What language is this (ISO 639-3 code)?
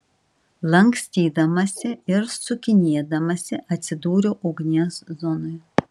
lit